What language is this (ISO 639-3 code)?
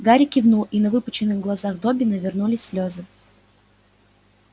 rus